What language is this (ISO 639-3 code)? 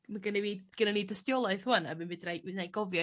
cym